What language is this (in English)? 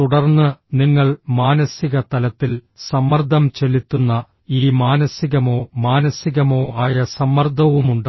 Malayalam